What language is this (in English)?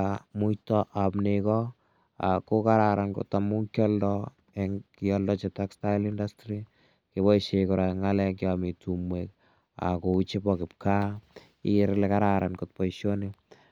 Kalenjin